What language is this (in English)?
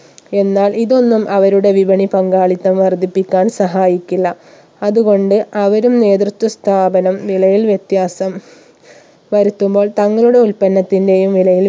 Malayalam